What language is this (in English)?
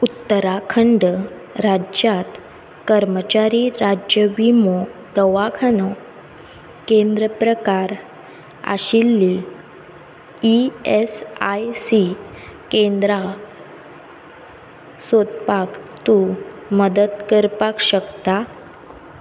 Konkani